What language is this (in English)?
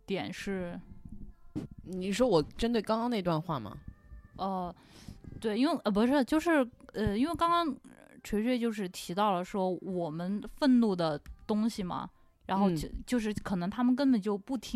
Chinese